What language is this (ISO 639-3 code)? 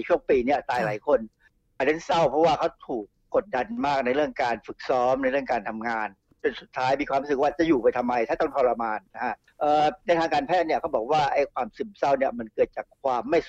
tha